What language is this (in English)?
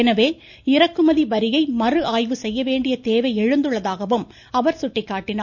Tamil